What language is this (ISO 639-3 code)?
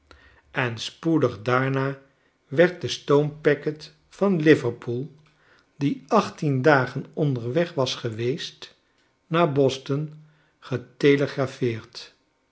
nld